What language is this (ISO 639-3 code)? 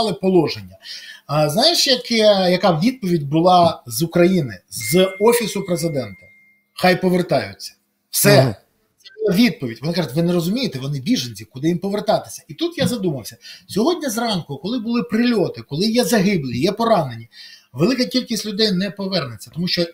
ukr